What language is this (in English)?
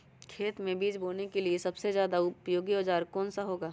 Magahi